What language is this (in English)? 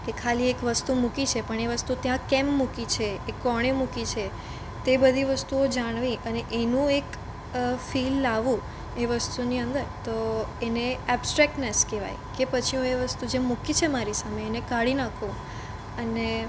Gujarati